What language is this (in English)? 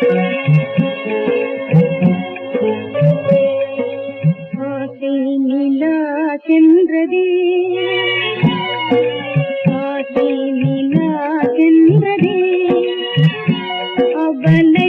Thai